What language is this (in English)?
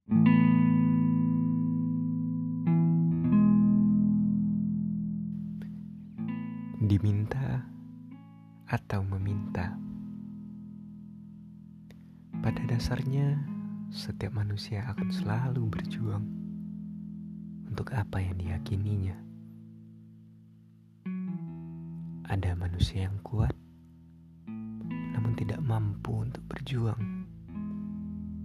Indonesian